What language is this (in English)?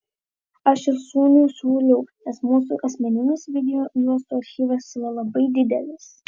Lithuanian